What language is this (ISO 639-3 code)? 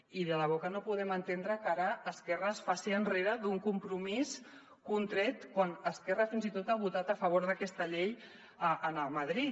cat